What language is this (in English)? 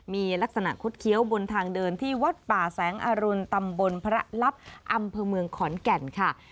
Thai